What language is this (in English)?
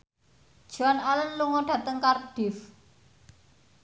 Javanese